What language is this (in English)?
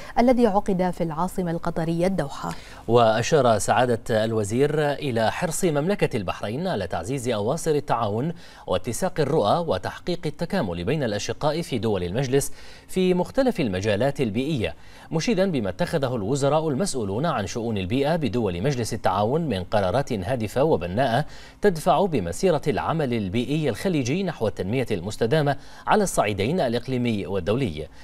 Arabic